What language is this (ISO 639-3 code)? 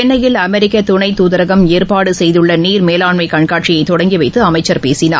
tam